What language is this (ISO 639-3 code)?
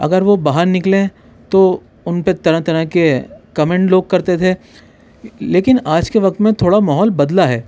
urd